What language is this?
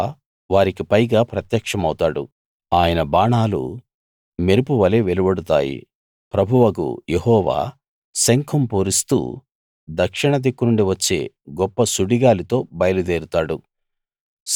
Telugu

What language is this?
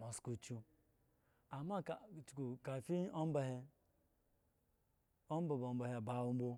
Eggon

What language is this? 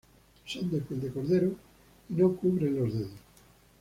Spanish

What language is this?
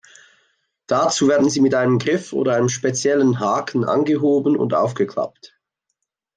German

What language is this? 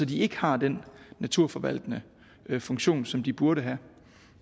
Danish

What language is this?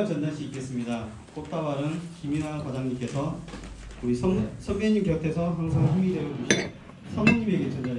Korean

